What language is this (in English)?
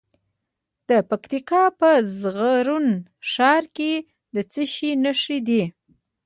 Pashto